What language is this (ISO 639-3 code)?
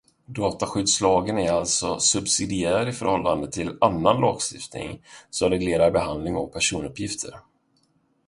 swe